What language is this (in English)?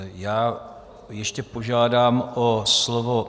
Czech